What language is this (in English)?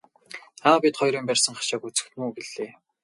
Mongolian